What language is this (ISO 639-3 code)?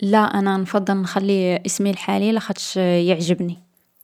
arq